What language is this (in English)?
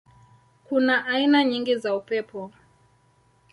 Swahili